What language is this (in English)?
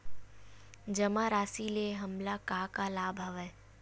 Chhattisgarhi